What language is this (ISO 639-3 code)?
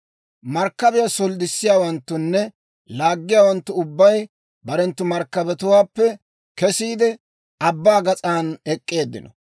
dwr